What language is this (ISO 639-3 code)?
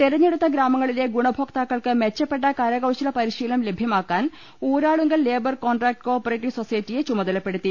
mal